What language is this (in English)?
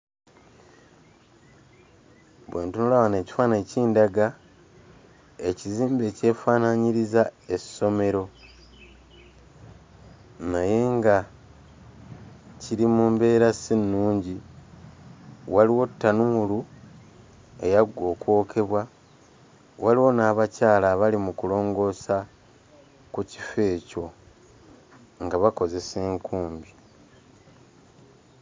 Ganda